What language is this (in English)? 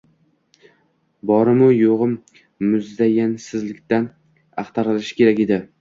Uzbek